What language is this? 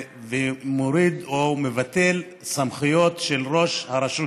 Hebrew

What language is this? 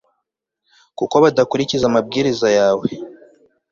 Kinyarwanda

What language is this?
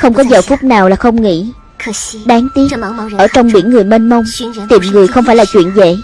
Vietnamese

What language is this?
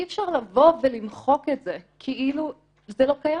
Hebrew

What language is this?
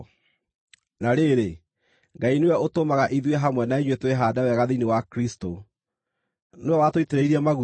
Kikuyu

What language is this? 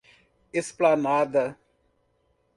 Portuguese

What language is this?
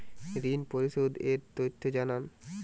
Bangla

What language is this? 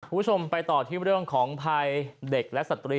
Thai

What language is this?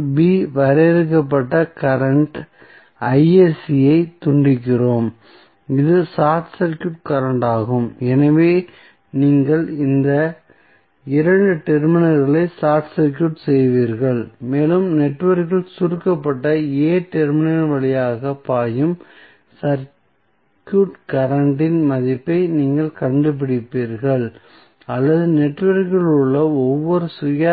Tamil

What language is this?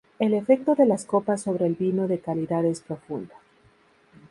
Spanish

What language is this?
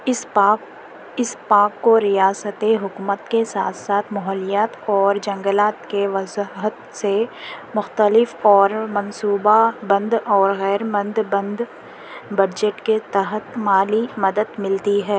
Urdu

